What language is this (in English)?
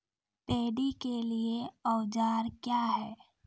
Maithili